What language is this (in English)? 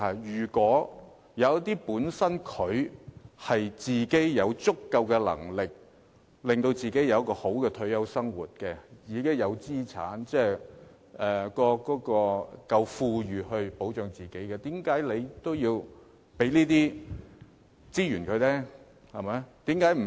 Cantonese